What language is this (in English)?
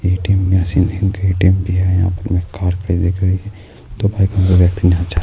Urdu